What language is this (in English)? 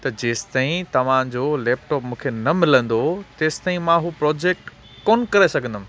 Sindhi